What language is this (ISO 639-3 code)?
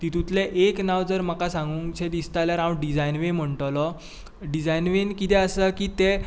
kok